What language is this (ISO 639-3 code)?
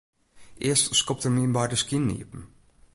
fry